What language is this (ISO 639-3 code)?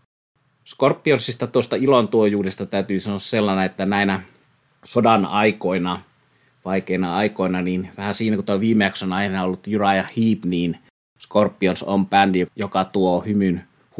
fin